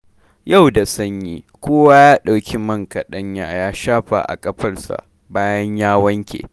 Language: Hausa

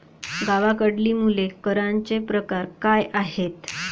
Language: Marathi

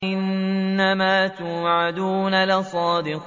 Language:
Arabic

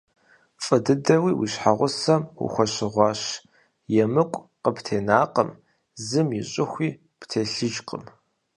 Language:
Kabardian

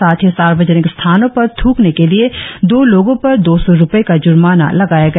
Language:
Hindi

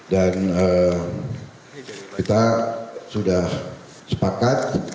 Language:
Indonesian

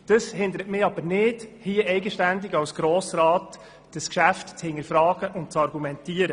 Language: Swiss German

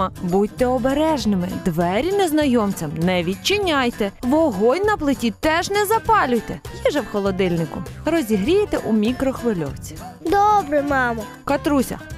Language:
Ukrainian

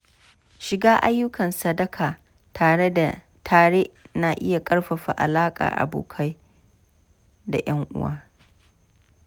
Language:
Hausa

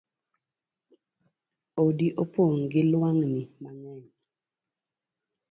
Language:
Luo (Kenya and Tanzania)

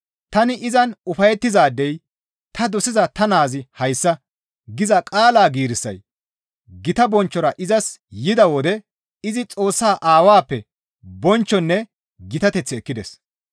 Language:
Gamo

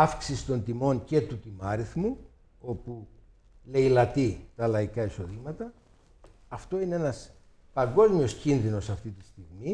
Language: Greek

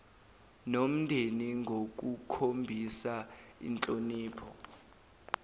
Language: Zulu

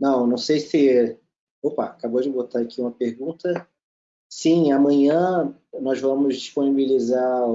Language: Portuguese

